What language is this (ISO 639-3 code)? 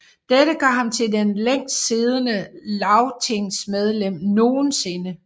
dan